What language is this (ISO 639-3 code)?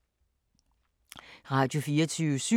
dan